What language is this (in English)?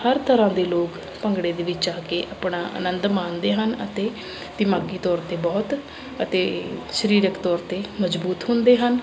Punjabi